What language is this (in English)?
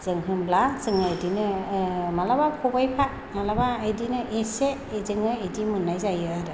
Bodo